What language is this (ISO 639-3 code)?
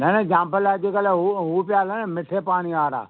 snd